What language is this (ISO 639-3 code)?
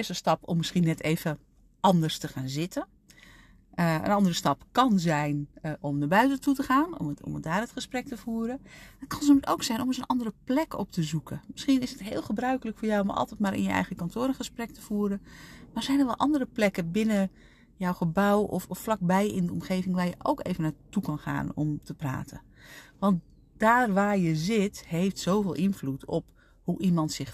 nld